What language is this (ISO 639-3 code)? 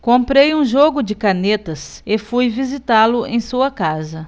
por